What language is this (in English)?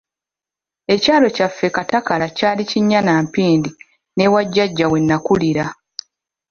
Ganda